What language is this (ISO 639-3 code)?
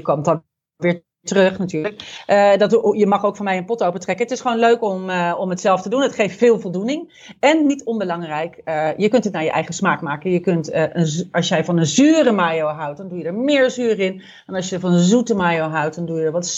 nld